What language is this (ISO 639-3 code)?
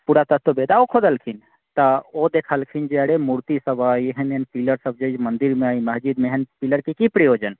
mai